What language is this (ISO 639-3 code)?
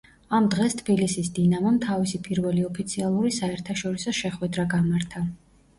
kat